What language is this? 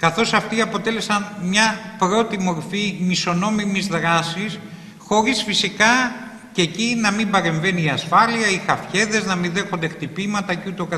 Greek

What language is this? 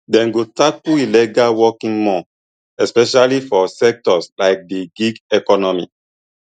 Nigerian Pidgin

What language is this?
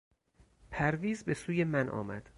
Persian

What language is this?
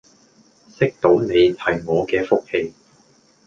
Cantonese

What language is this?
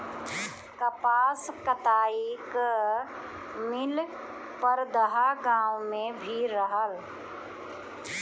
Bhojpuri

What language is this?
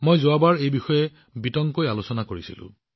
Assamese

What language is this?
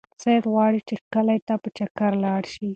Pashto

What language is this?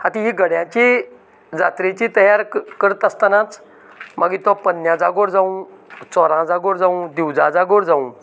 Konkani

